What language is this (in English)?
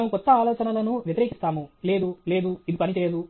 Telugu